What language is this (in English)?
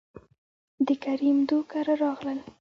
Pashto